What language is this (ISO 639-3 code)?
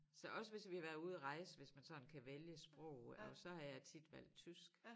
dan